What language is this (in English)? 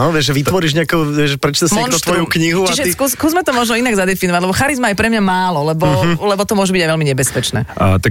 Slovak